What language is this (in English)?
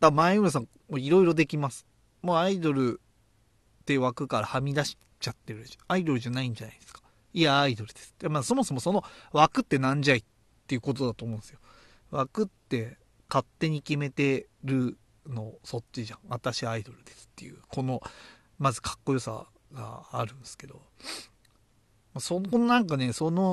Japanese